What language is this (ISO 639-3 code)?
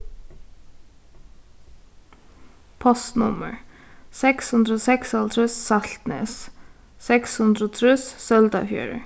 fao